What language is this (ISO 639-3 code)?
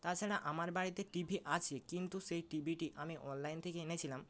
ben